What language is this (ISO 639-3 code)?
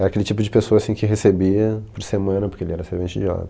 por